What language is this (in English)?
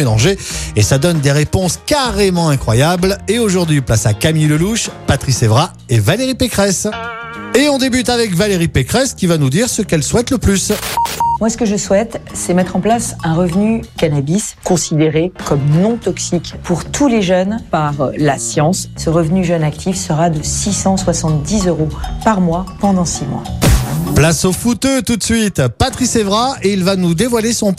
French